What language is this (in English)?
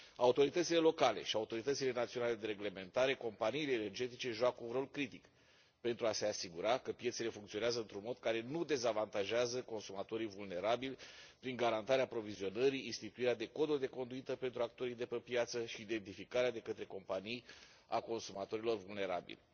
Romanian